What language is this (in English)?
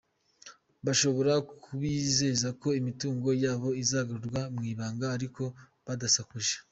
Kinyarwanda